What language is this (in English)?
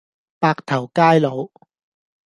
Cantonese